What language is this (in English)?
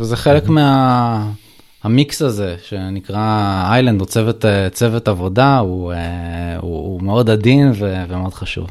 Hebrew